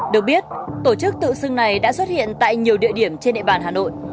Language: Vietnamese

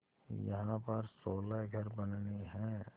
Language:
Hindi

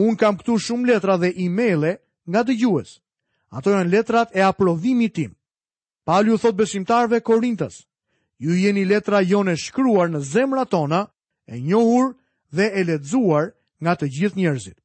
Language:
Croatian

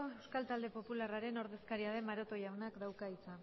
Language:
Basque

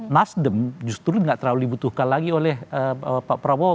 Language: Indonesian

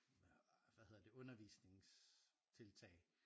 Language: Danish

